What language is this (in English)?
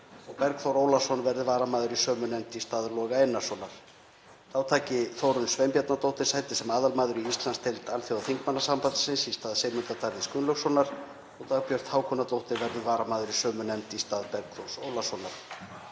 Icelandic